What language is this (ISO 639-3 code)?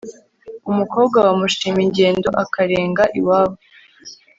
kin